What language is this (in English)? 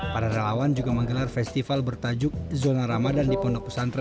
Indonesian